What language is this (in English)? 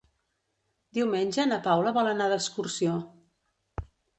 Catalan